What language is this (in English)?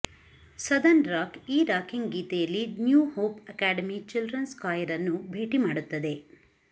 Kannada